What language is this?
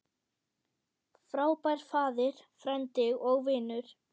Icelandic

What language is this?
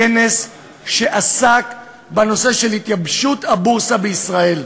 Hebrew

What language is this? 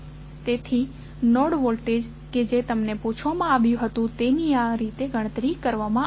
Gujarati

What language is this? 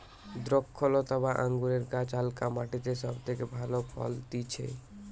Bangla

